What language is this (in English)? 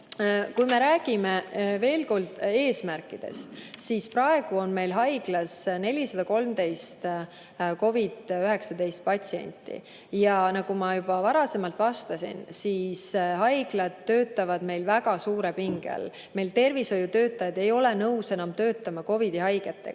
Estonian